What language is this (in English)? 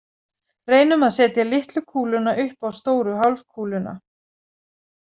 Icelandic